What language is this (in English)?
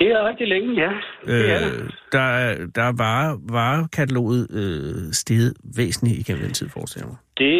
Danish